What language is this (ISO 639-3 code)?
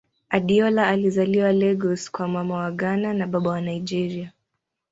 swa